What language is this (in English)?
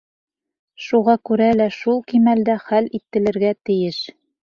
Bashkir